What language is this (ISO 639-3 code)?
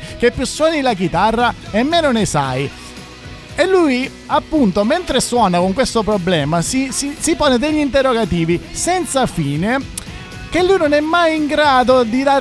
ita